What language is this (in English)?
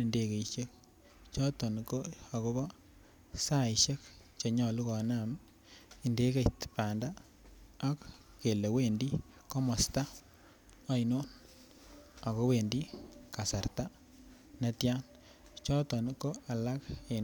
Kalenjin